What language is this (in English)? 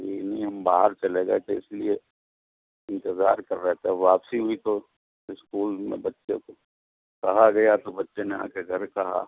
Urdu